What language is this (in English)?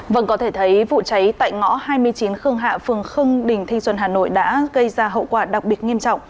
Vietnamese